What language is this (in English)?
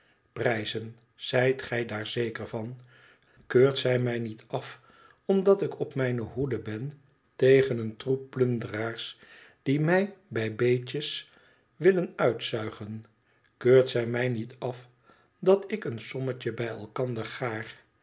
Dutch